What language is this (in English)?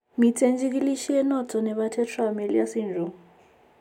Kalenjin